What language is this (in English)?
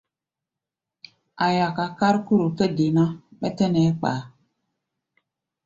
Gbaya